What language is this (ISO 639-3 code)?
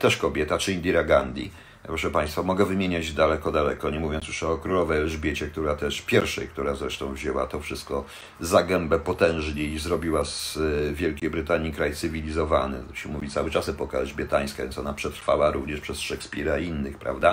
pol